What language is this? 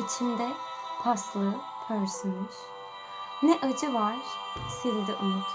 Turkish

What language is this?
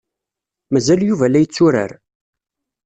Kabyle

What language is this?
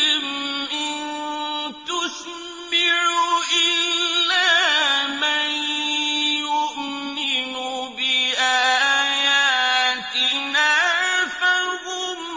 Arabic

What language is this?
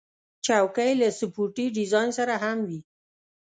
Pashto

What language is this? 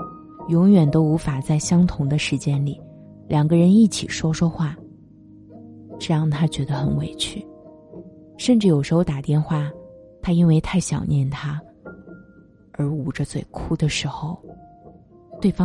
Chinese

